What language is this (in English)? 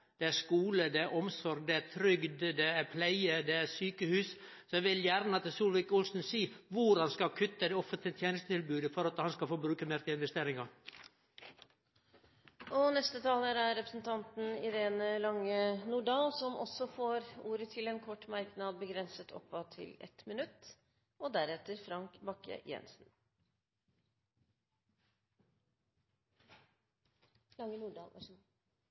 Norwegian